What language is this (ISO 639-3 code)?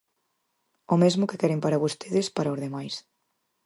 glg